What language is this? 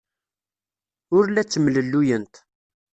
Kabyle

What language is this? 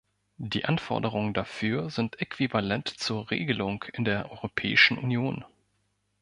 German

